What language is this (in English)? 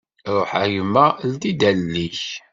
Kabyle